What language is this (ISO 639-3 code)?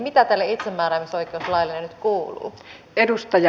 fin